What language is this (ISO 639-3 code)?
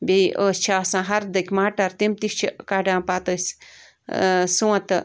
kas